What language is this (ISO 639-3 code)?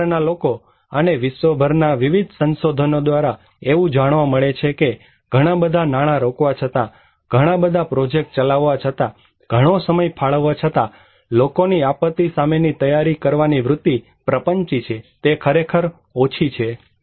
guj